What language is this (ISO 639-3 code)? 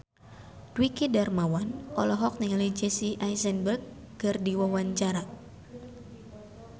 sun